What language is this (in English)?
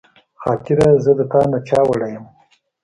Pashto